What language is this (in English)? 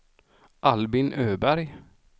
Swedish